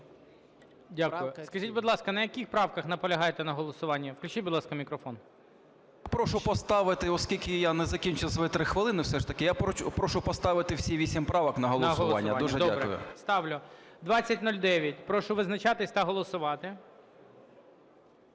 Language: Ukrainian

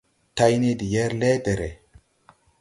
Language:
Tupuri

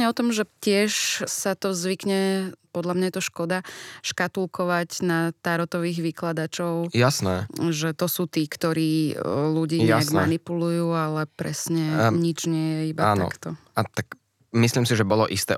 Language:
Slovak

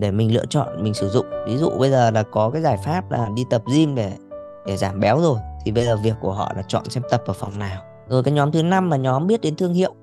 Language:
Vietnamese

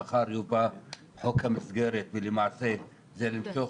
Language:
Hebrew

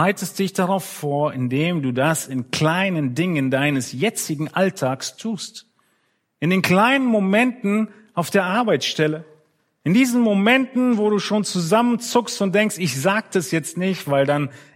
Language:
German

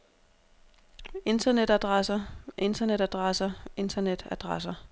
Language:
Danish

